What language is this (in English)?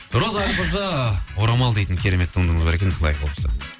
Kazakh